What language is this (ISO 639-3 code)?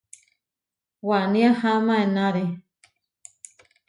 var